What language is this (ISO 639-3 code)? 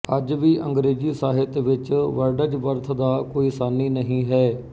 pan